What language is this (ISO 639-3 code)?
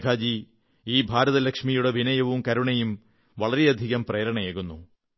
mal